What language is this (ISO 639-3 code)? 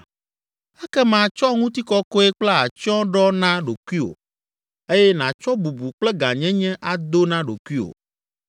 ewe